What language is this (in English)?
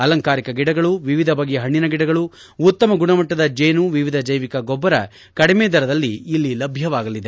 Kannada